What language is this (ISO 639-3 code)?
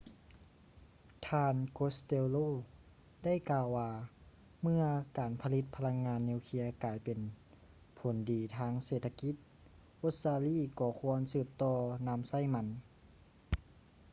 lao